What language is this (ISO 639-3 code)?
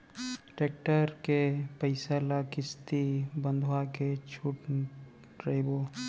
hne